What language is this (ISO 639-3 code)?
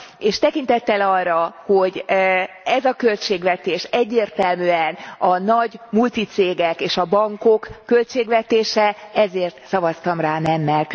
hun